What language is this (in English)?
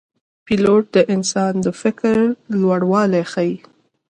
Pashto